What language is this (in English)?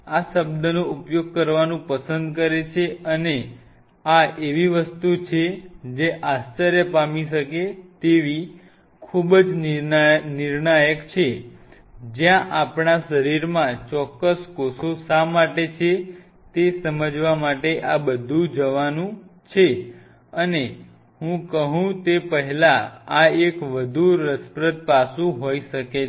Gujarati